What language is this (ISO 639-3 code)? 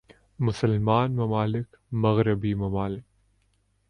urd